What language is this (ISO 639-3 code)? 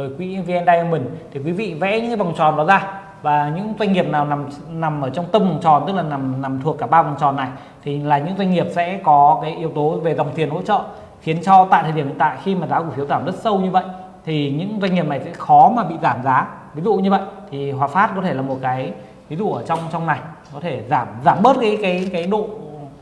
vie